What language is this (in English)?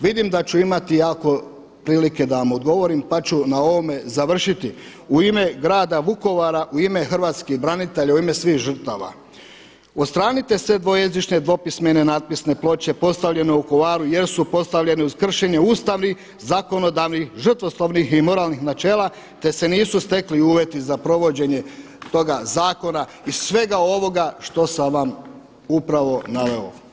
Croatian